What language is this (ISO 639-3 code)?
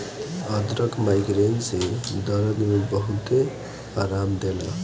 bho